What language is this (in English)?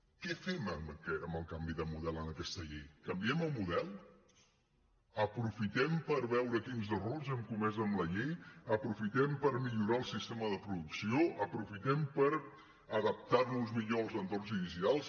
Catalan